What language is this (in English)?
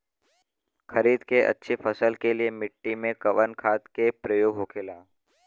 Bhojpuri